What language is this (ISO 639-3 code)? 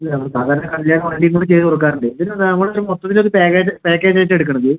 mal